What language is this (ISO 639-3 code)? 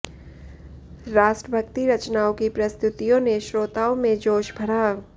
hin